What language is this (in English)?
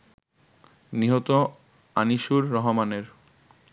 Bangla